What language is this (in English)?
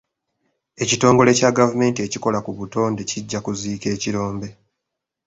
Ganda